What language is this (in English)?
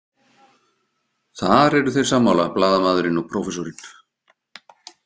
Icelandic